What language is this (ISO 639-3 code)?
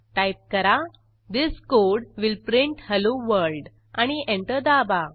mar